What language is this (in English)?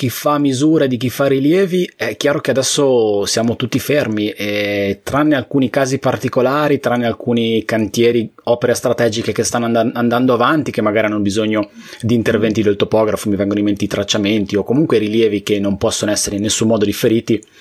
Italian